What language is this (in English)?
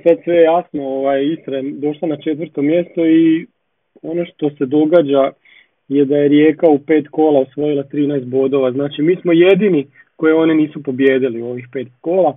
Croatian